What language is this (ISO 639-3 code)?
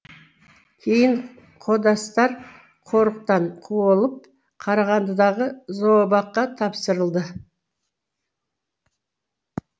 kaz